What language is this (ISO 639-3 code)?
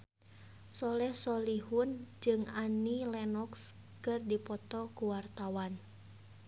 sun